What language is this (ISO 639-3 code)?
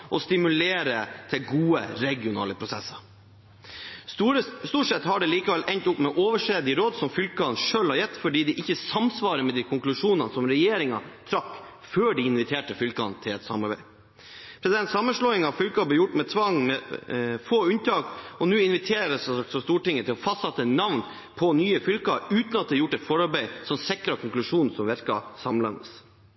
nob